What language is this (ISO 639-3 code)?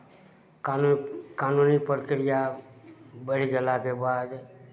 mai